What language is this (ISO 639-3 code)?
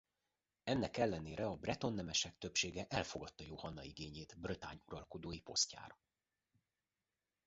hun